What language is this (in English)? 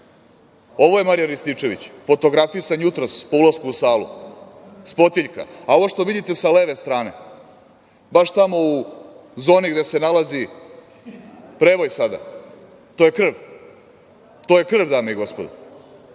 Serbian